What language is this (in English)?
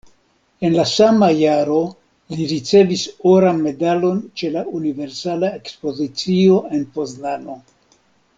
Esperanto